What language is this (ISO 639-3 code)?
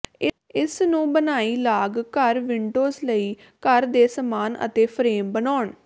pan